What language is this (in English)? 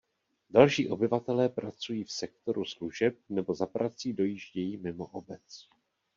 Czech